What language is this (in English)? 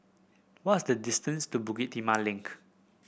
English